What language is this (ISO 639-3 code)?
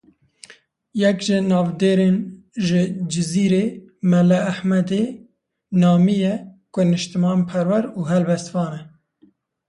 kur